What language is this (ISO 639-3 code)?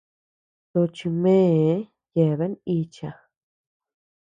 cux